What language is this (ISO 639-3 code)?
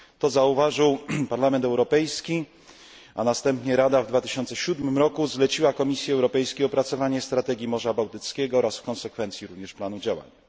pol